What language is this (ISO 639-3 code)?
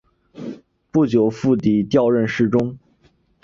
zho